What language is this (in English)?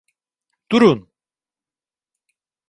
Turkish